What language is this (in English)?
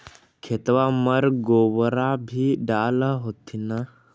Magahi